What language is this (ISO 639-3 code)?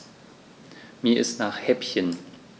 deu